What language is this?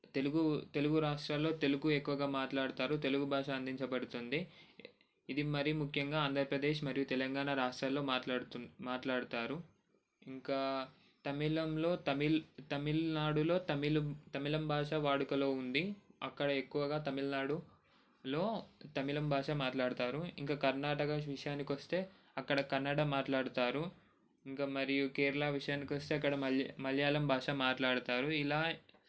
Telugu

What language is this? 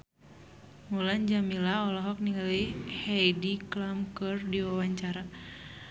Sundanese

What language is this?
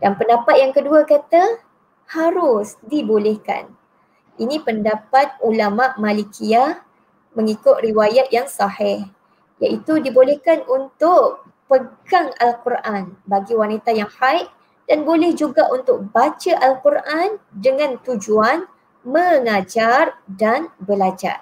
Malay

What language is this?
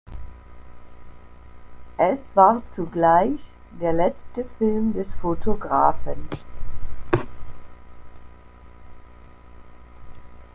German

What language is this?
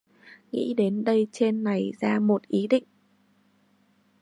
Vietnamese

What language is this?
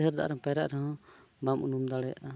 Santali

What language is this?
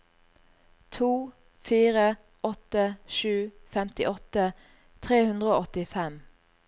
Norwegian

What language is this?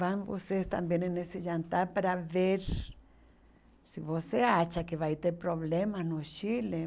Portuguese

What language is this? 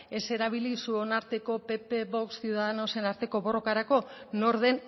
Basque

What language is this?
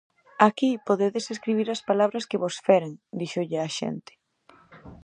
Galician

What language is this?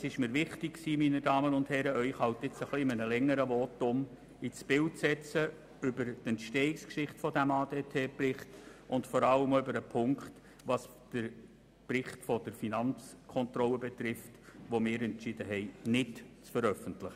Swiss German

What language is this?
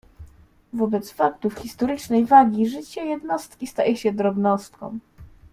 Polish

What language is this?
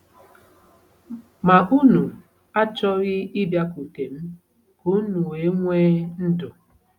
Igbo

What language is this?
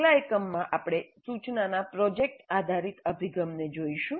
Gujarati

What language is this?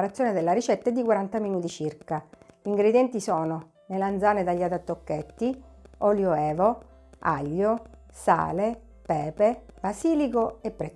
Italian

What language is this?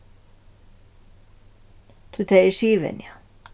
Faroese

